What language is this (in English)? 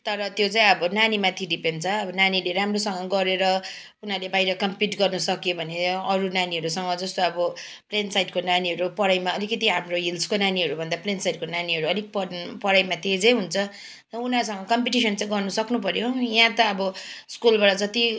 Nepali